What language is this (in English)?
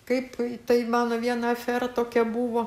Lithuanian